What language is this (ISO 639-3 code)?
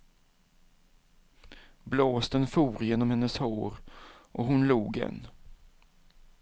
swe